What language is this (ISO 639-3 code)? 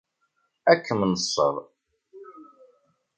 kab